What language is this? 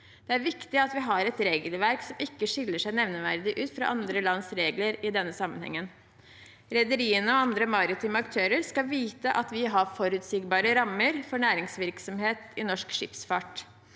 Norwegian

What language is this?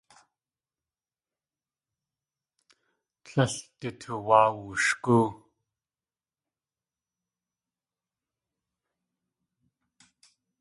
Tlingit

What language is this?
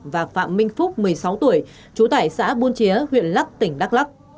Vietnamese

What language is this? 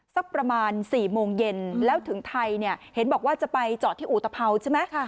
Thai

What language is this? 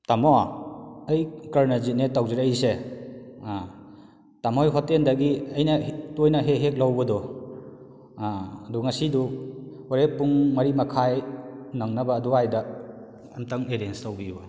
Manipuri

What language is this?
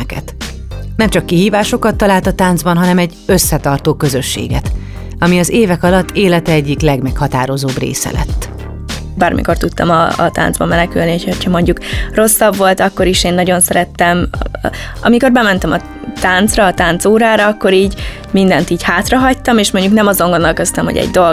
Hungarian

